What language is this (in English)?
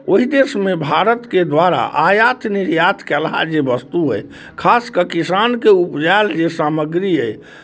Maithili